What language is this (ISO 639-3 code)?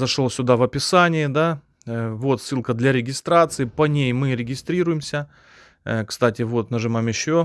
rus